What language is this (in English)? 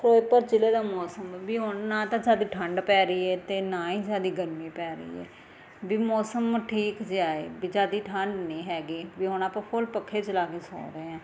Punjabi